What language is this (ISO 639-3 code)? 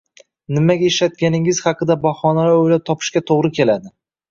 uzb